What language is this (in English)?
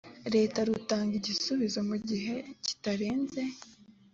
Kinyarwanda